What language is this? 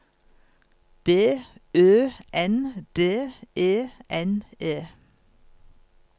Norwegian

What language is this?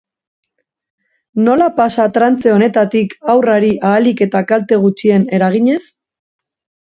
Basque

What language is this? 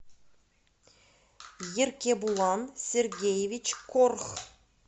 Russian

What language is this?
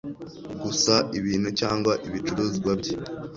Kinyarwanda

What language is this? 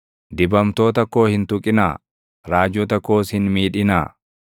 Oromo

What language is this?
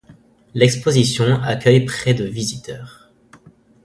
French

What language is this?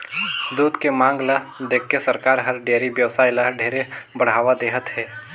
Chhattisgarhi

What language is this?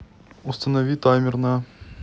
Russian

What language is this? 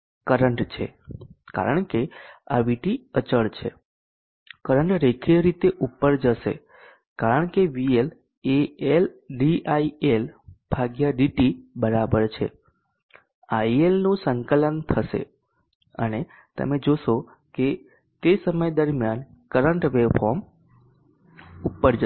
Gujarati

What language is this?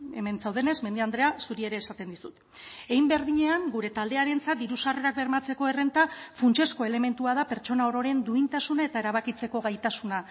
Basque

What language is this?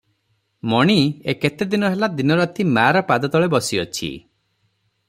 Odia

